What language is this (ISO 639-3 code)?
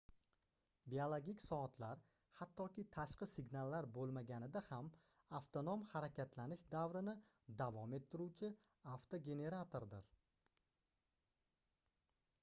uzb